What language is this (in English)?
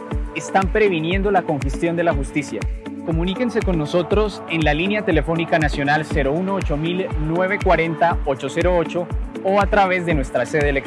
Spanish